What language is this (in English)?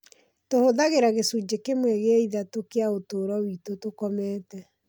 Kikuyu